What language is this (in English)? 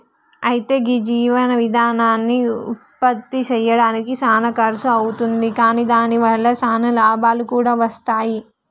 Telugu